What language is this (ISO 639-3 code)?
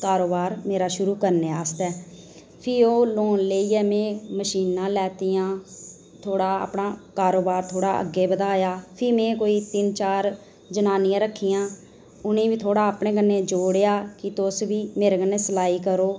doi